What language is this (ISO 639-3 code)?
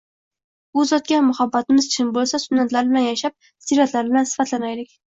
uzb